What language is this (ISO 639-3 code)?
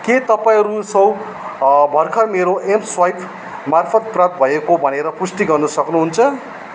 nep